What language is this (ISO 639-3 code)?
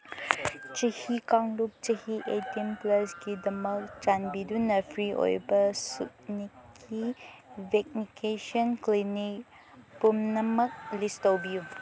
mni